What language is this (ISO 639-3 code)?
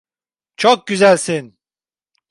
tur